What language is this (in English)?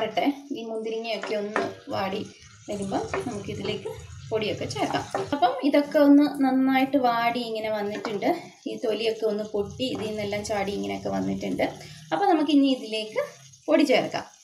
Portuguese